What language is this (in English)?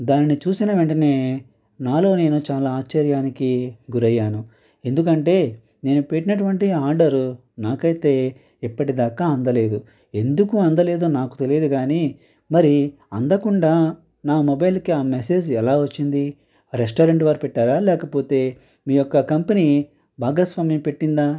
Telugu